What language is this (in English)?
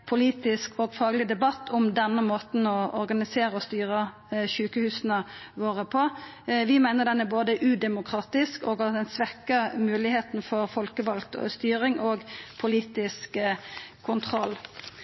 Norwegian Nynorsk